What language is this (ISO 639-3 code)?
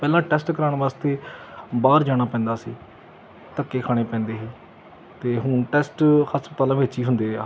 pan